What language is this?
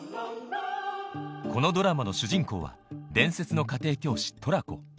Japanese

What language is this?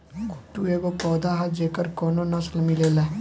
Bhojpuri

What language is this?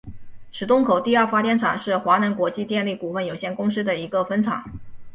Chinese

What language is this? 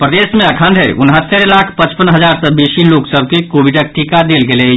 Maithili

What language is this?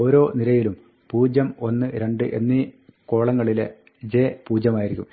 Malayalam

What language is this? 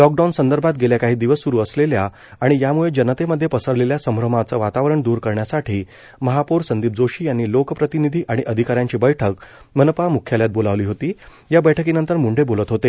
Marathi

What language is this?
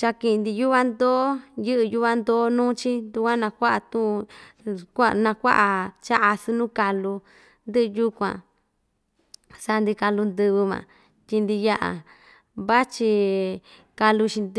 Ixtayutla Mixtec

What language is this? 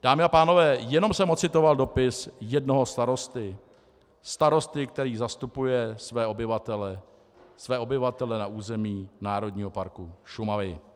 Czech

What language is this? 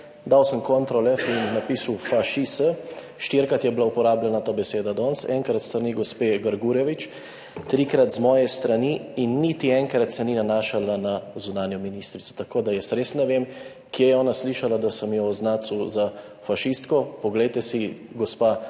Slovenian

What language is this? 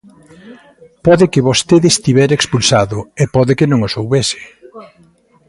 Galician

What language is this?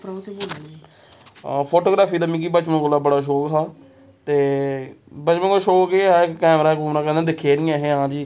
Dogri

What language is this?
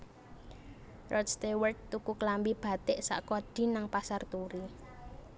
Javanese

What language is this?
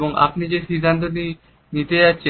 Bangla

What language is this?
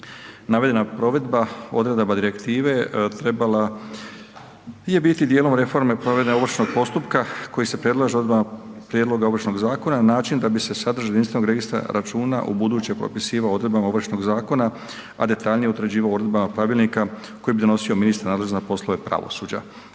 Croatian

